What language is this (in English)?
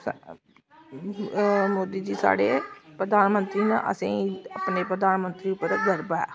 Dogri